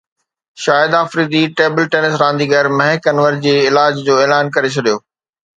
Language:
Sindhi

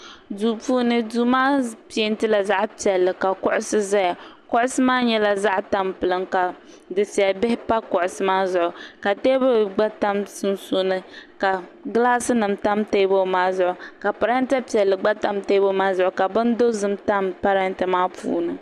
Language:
Dagbani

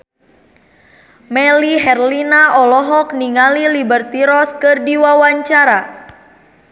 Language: Sundanese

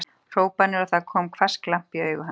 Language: Icelandic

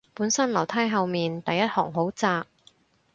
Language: Cantonese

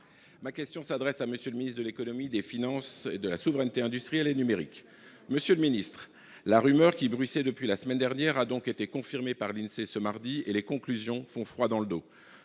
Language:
French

